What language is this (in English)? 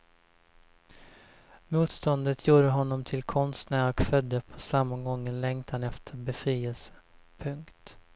Swedish